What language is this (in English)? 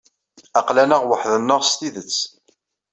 Kabyle